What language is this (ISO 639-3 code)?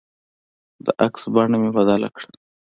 pus